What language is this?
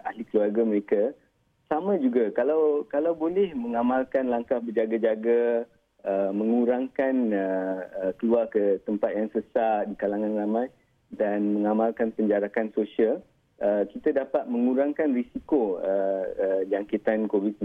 Malay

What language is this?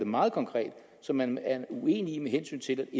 Danish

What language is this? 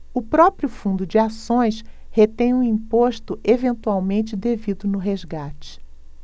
Portuguese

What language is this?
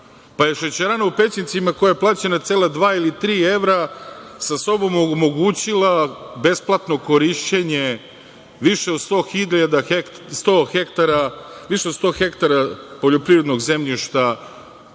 Serbian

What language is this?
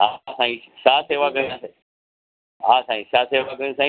Sindhi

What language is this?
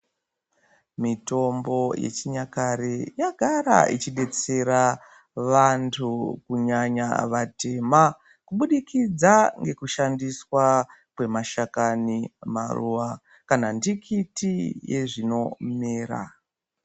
Ndau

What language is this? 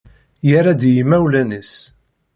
Kabyle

